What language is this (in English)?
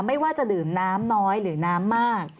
Thai